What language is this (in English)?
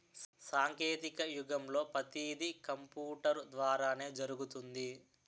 Telugu